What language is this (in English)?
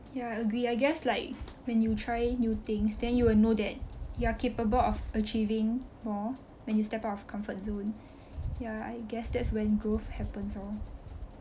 English